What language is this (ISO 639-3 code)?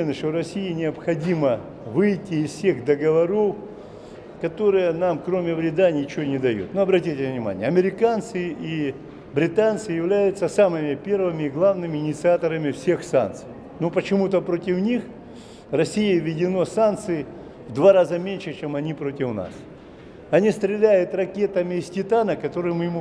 rus